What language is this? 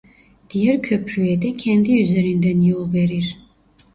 Turkish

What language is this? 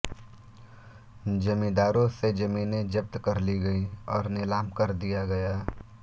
Hindi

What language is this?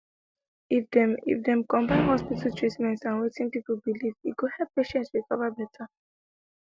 Nigerian Pidgin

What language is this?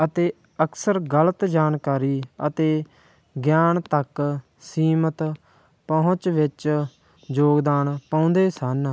Punjabi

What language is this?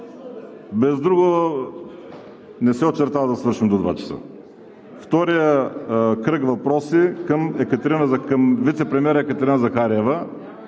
Bulgarian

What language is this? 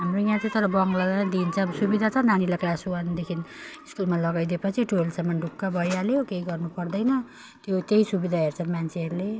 Nepali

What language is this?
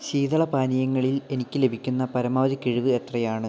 Malayalam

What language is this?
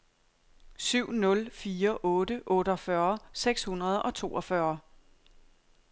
Danish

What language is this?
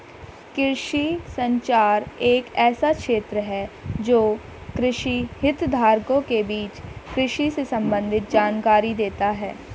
Hindi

